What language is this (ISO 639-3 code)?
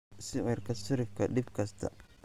som